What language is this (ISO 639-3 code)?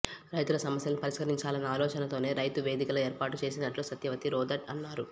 tel